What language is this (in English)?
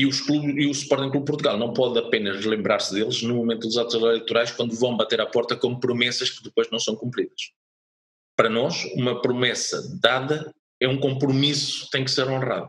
Portuguese